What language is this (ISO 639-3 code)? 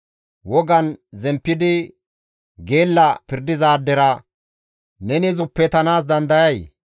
gmv